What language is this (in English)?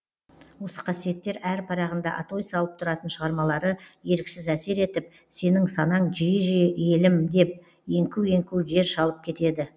Kazakh